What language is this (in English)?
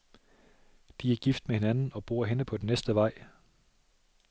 Danish